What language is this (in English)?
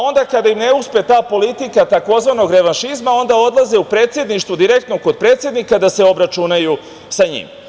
Serbian